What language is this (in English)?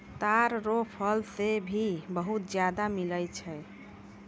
Maithili